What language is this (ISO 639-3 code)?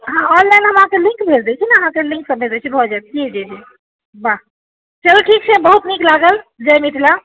mai